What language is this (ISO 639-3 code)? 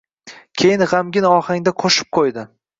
uzb